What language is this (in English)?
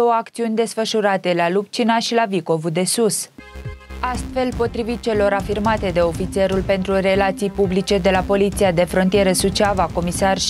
Romanian